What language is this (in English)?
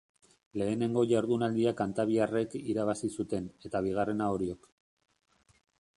Basque